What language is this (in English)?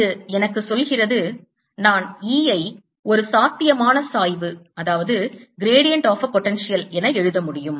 Tamil